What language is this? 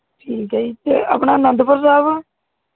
Punjabi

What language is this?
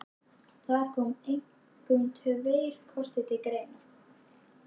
Icelandic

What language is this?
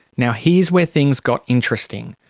English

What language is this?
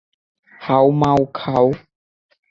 Bangla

